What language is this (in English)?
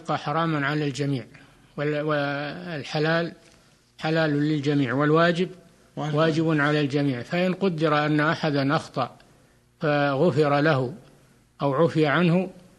Arabic